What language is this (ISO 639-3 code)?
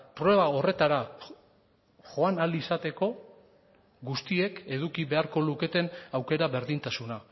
eus